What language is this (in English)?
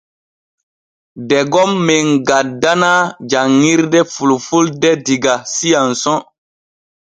Borgu Fulfulde